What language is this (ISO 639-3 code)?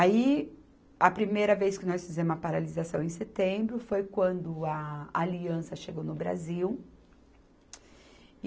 por